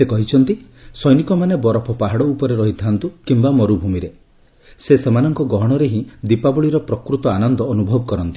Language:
Odia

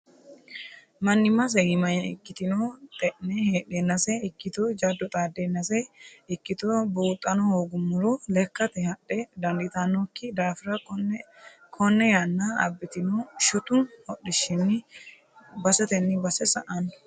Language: Sidamo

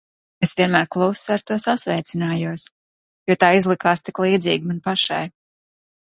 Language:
Latvian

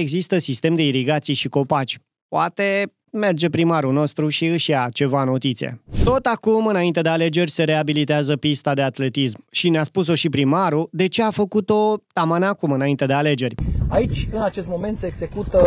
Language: Romanian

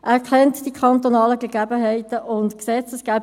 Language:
Swiss German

